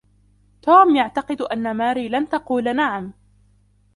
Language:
Arabic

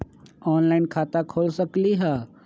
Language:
Magahi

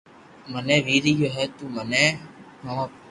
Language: Loarki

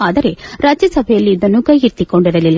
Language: Kannada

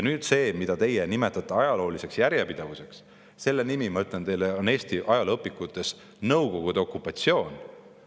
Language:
Estonian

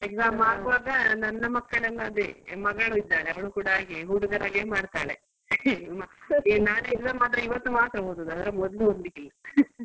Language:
Kannada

